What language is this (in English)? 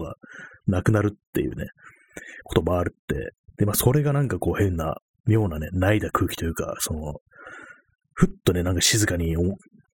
Japanese